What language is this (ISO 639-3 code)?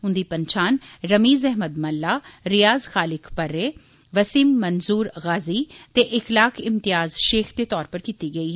doi